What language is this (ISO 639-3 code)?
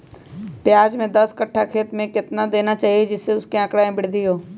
mag